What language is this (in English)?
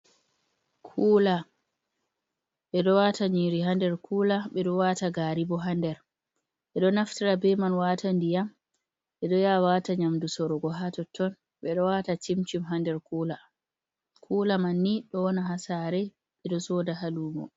Fula